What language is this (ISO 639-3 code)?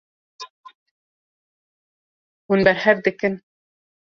kur